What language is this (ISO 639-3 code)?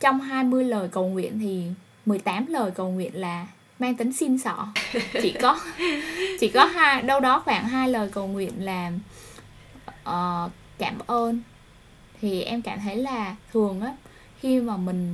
vie